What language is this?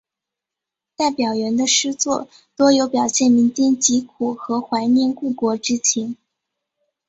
Chinese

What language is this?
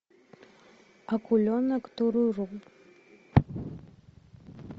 Russian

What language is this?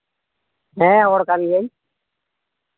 Santali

